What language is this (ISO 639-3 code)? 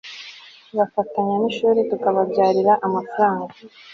kin